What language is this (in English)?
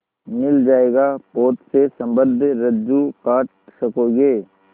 Hindi